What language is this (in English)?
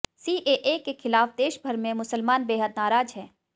Hindi